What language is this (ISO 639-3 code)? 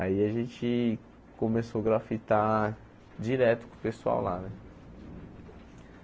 por